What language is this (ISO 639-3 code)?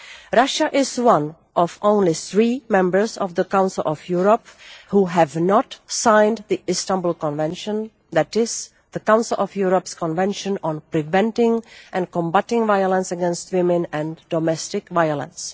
eng